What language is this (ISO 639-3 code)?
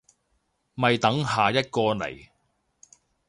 yue